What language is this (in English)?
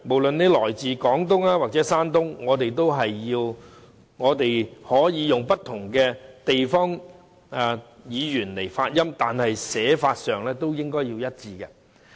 Cantonese